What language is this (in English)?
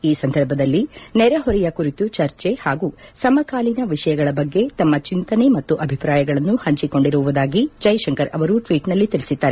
Kannada